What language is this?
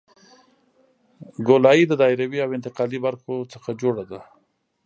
Pashto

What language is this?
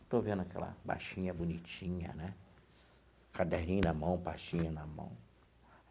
Portuguese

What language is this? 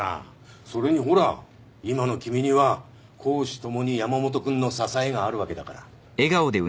Japanese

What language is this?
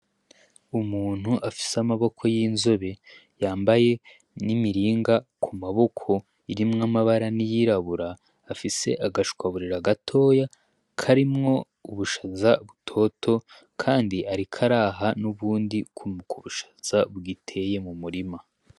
Rundi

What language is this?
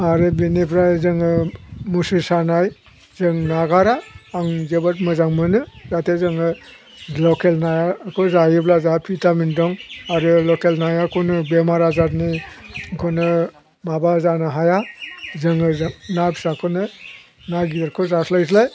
Bodo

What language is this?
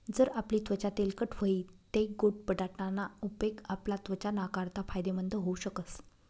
Marathi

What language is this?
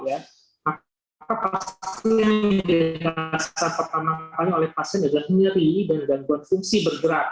Indonesian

